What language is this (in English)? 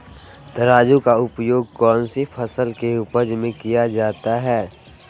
Magahi